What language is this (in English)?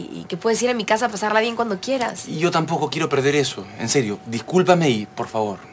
Spanish